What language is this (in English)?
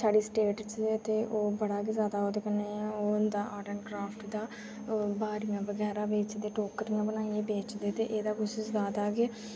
Dogri